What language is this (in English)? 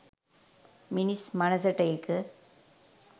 Sinhala